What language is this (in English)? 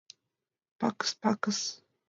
Mari